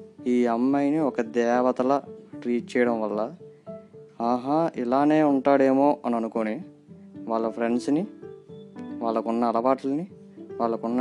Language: Telugu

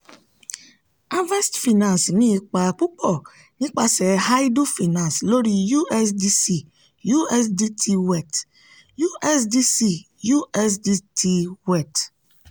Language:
Yoruba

